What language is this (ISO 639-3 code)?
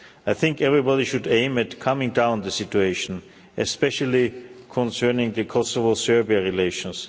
eng